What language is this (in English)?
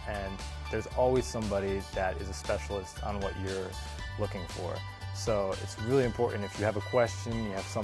English